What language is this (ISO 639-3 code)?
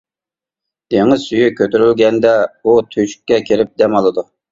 uig